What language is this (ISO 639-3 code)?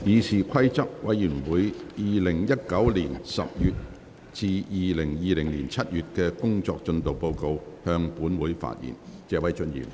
yue